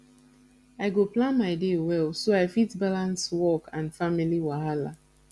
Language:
Nigerian Pidgin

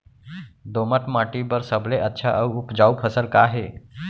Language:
Chhattisgarhi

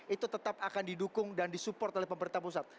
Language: Indonesian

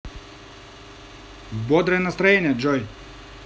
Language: Russian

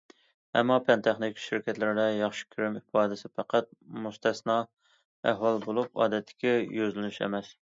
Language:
Uyghur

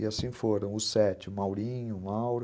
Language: Portuguese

